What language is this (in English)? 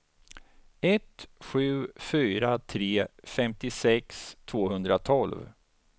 Swedish